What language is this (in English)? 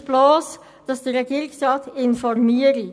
Swiss German